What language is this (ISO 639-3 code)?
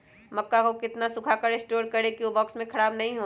mag